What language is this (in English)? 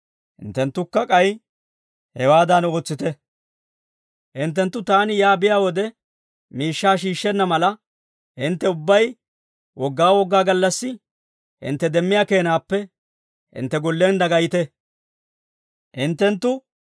Dawro